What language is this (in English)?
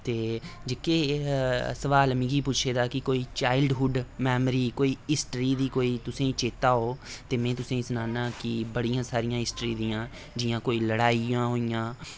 Dogri